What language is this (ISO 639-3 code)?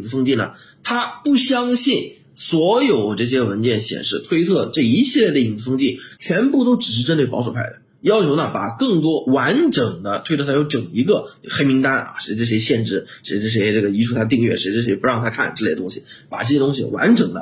zho